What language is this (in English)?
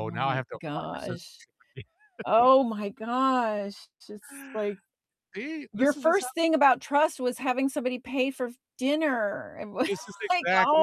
English